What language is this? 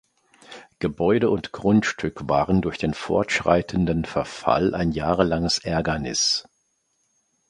German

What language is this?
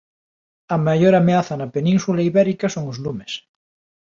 Galician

